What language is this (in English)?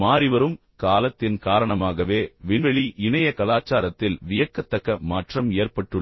Tamil